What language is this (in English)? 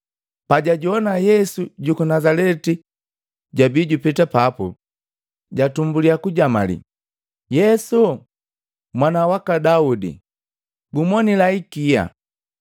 Matengo